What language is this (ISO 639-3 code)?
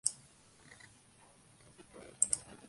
spa